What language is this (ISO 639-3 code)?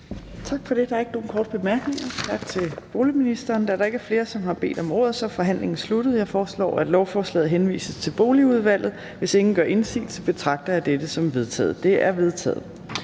dan